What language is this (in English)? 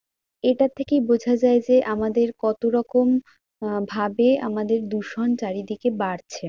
Bangla